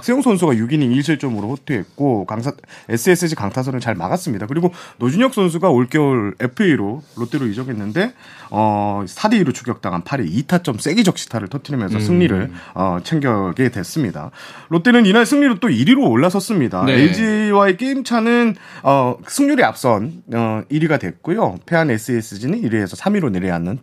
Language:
Korean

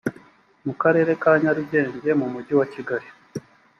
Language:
Kinyarwanda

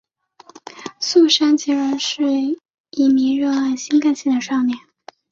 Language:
Chinese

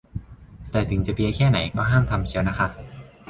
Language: Thai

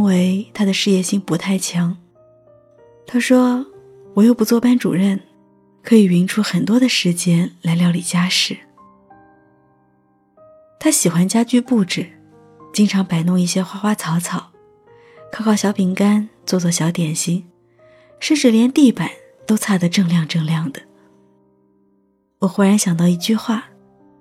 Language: Chinese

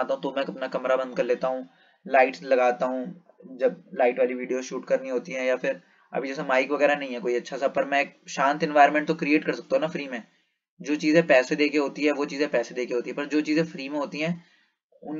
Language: Hindi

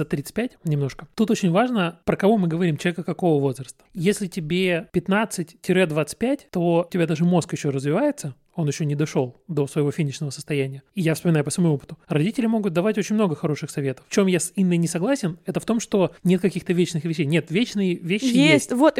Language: Russian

